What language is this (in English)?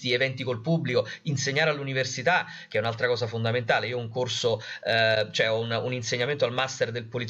Italian